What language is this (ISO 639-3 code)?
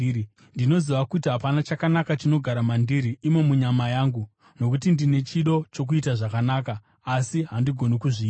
sna